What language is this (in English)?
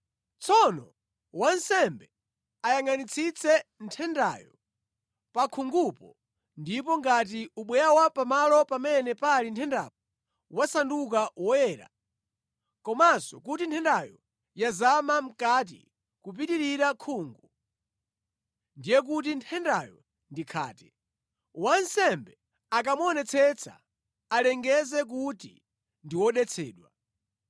Nyanja